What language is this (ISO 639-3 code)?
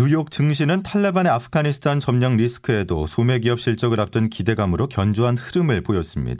kor